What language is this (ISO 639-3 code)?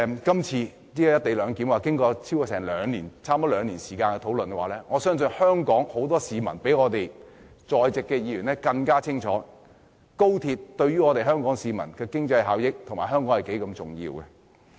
yue